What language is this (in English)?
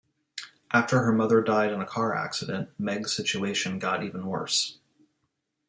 English